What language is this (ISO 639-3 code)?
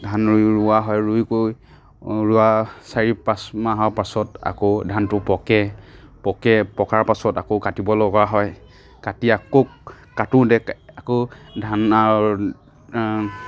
asm